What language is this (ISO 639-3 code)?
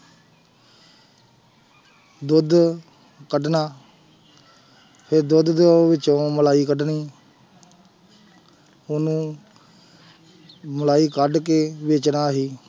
pan